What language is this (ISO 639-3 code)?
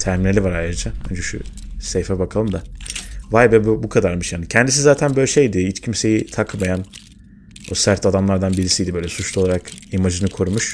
tur